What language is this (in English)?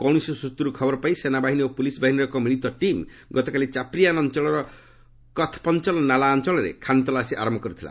Odia